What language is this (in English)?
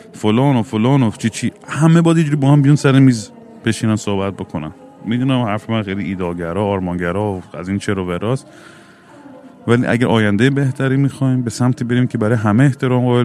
Persian